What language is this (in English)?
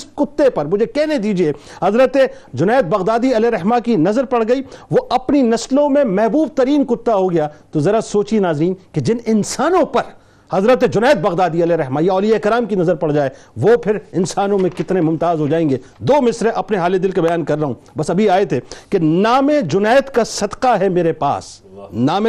Urdu